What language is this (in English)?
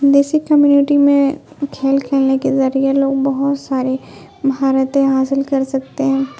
Urdu